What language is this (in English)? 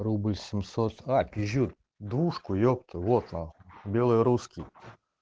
Russian